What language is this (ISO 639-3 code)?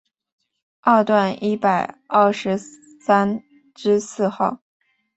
zho